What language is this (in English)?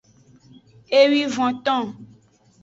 Aja (Benin)